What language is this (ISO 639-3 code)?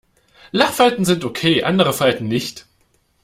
deu